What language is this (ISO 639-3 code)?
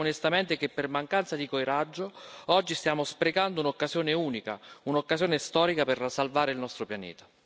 ita